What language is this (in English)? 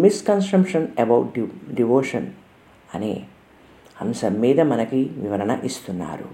Telugu